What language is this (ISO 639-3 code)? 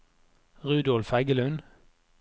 nor